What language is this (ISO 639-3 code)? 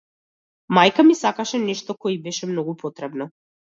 mkd